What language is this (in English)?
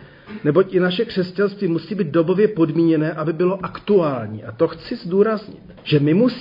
Czech